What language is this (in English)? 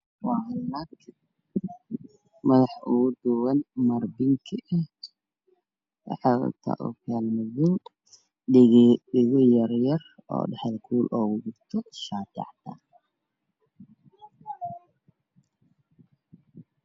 Somali